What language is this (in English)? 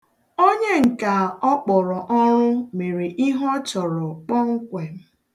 Igbo